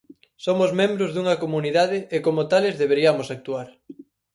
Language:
Galician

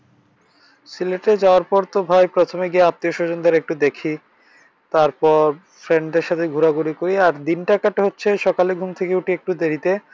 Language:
Bangla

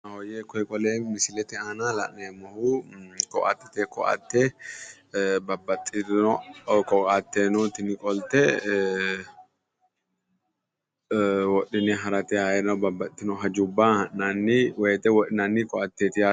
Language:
Sidamo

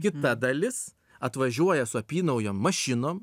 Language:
Lithuanian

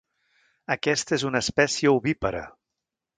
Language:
Catalan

